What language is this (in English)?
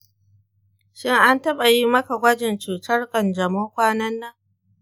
Hausa